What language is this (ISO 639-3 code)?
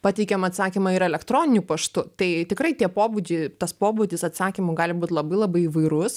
lit